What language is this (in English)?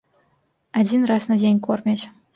Belarusian